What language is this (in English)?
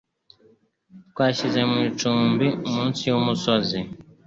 Kinyarwanda